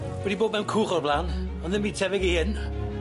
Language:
Welsh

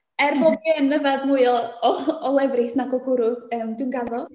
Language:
Welsh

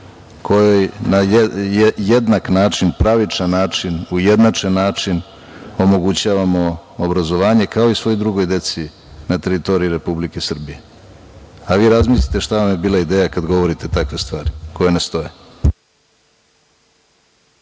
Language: Serbian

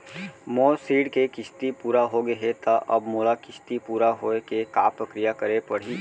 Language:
Chhattisgarhi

